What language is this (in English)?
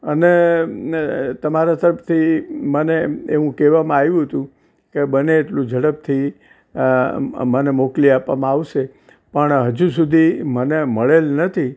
Gujarati